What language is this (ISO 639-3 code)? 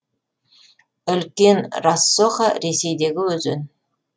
kaz